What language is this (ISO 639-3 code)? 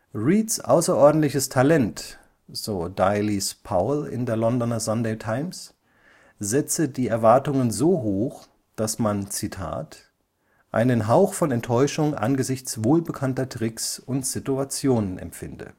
deu